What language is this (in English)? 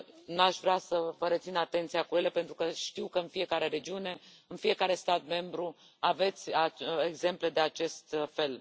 Romanian